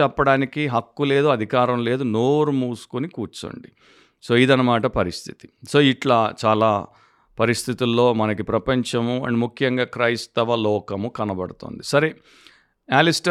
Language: Telugu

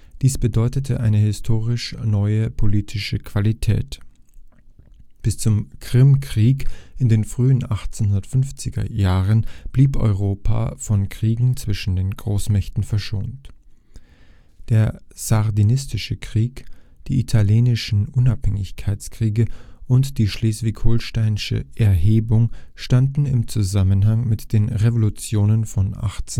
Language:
German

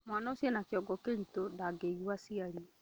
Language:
Kikuyu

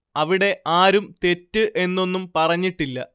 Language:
Malayalam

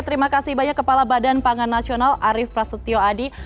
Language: Indonesian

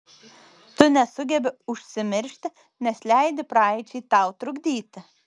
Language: Lithuanian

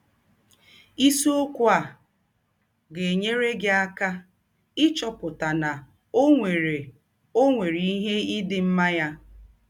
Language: Igbo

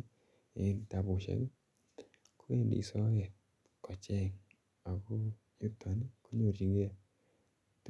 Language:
Kalenjin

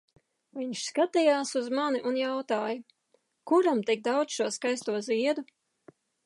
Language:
Latvian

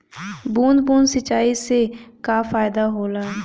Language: Bhojpuri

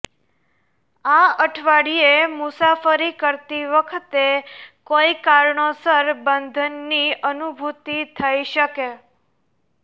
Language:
Gujarati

